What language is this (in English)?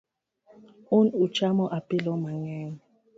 Luo (Kenya and Tanzania)